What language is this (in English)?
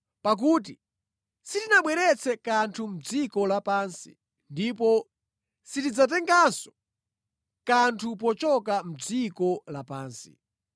Nyanja